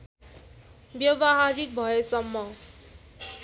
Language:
Nepali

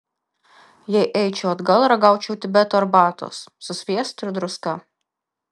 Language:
Lithuanian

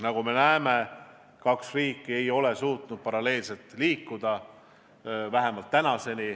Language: Estonian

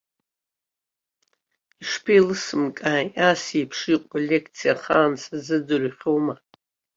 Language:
Abkhazian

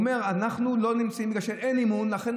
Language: Hebrew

